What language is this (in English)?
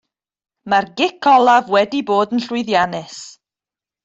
Welsh